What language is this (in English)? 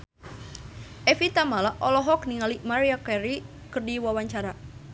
Sundanese